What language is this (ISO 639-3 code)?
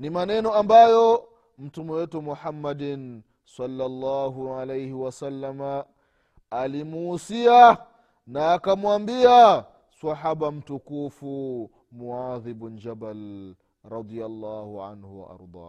swa